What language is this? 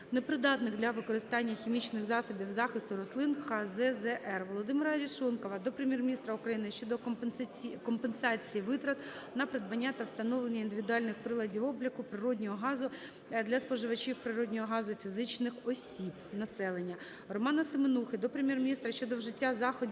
Ukrainian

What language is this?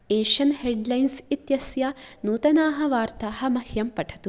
Sanskrit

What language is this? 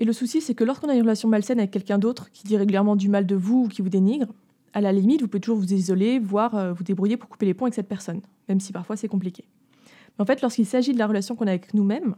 French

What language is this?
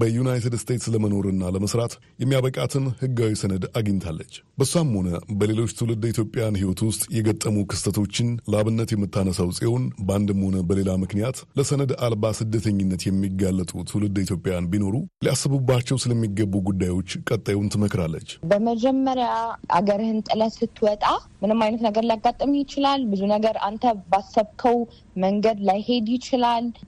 Amharic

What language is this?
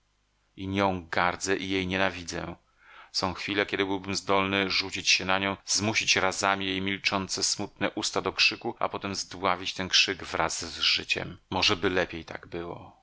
Polish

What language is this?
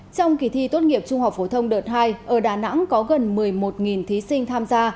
Vietnamese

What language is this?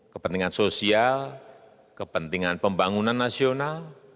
Indonesian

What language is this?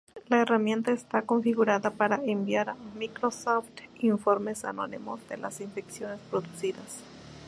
Spanish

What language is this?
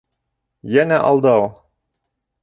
Bashkir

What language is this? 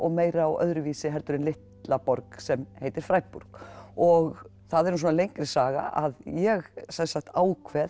Icelandic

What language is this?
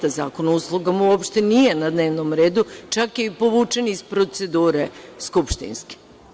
Serbian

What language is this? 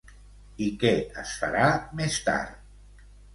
Catalan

